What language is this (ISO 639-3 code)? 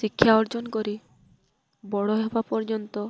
ori